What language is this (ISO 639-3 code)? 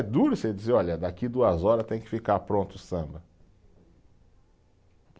por